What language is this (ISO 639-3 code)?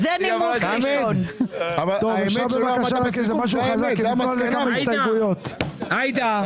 heb